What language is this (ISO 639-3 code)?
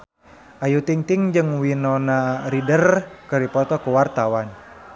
sun